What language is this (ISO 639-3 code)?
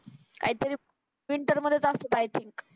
mar